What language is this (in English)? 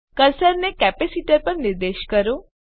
Gujarati